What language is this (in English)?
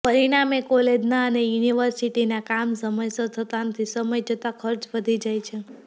Gujarati